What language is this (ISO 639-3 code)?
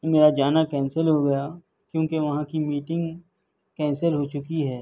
urd